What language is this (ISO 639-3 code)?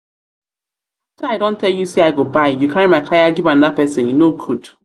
pcm